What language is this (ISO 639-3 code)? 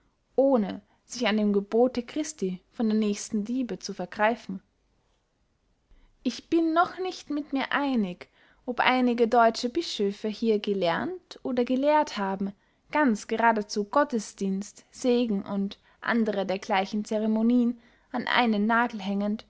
deu